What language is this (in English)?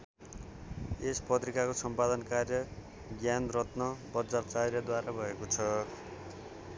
Nepali